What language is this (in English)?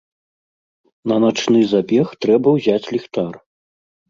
Belarusian